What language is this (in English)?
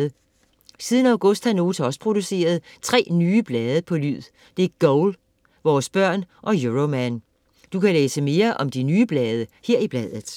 Danish